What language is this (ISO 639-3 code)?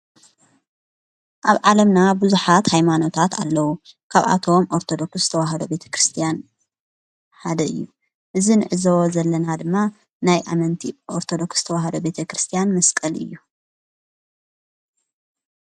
tir